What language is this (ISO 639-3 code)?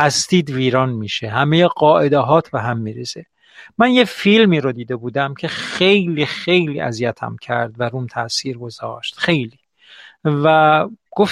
fas